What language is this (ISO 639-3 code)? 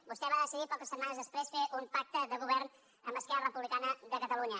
cat